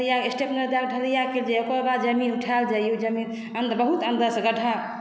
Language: Maithili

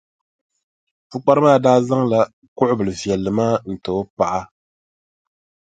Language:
Dagbani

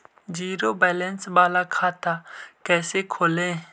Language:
Magahi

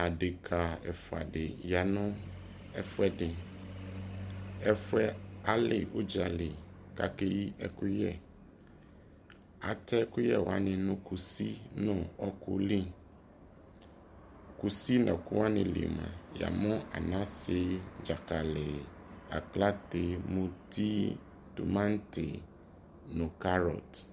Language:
Ikposo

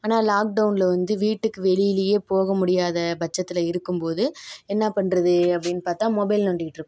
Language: Tamil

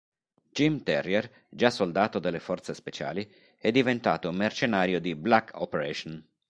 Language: Italian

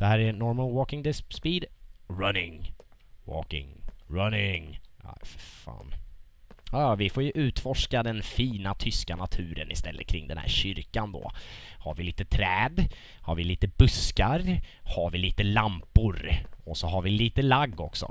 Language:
Swedish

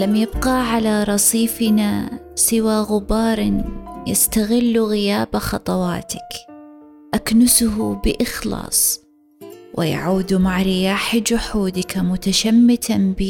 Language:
Arabic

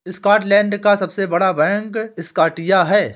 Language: Hindi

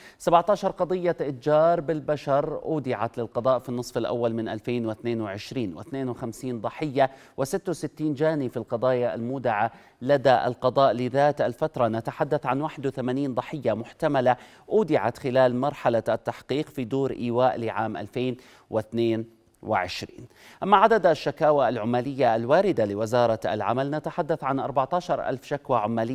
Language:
Arabic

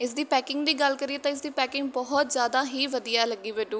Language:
Punjabi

